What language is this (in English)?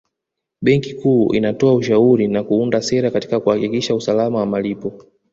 Swahili